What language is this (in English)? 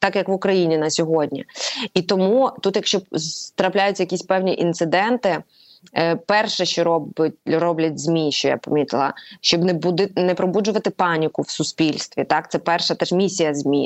Ukrainian